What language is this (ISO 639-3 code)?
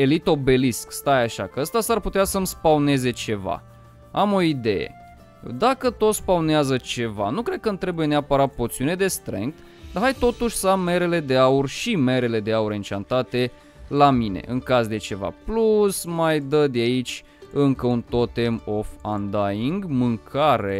ron